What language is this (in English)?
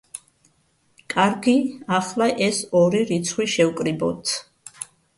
Georgian